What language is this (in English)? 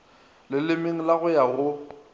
Northern Sotho